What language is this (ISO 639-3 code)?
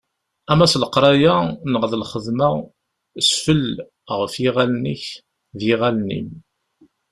kab